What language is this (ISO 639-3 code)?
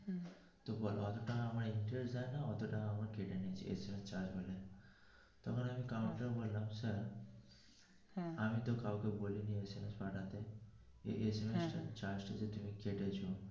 ben